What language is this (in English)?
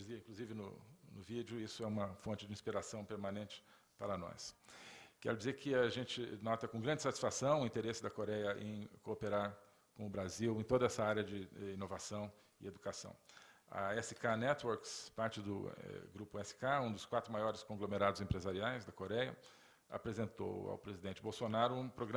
Portuguese